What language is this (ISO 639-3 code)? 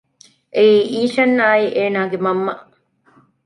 div